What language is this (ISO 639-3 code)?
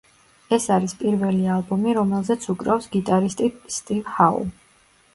kat